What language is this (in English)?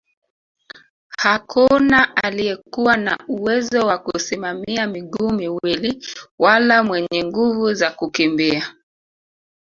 Swahili